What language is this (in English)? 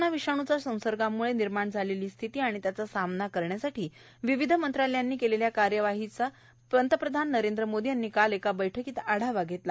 Marathi